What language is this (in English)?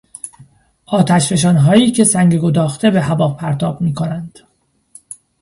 Persian